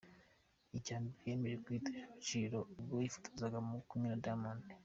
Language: Kinyarwanda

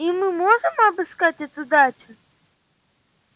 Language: Russian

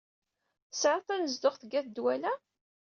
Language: Kabyle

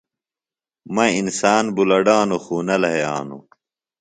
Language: Phalura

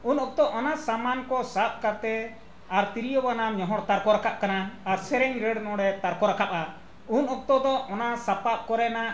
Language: Santali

